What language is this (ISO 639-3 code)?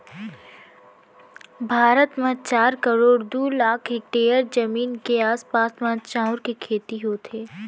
hne